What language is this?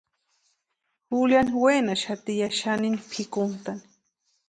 Western Highland Purepecha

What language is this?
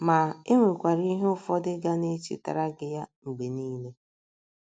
Igbo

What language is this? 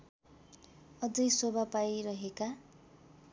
Nepali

